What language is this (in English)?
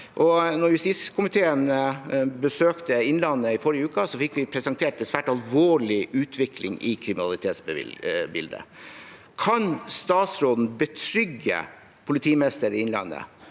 Norwegian